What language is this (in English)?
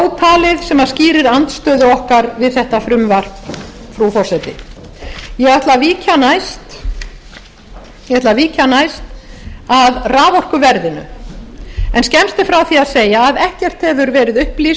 Icelandic